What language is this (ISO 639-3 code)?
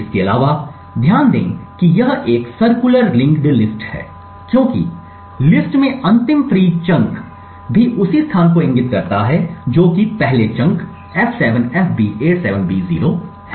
hin